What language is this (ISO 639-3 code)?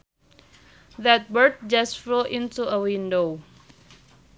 sun